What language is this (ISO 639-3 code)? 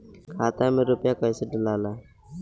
bho